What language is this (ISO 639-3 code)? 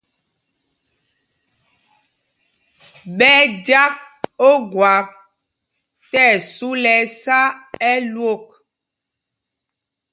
mgg